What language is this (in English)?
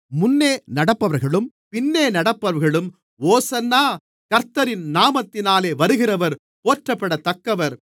Tamil